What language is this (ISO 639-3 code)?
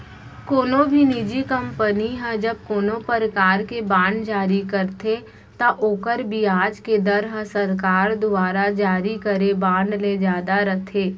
hne